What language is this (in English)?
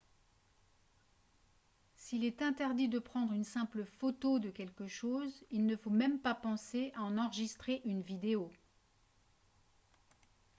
French